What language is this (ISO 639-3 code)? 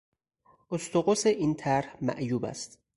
fas